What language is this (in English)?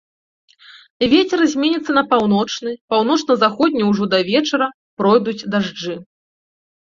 Belarusian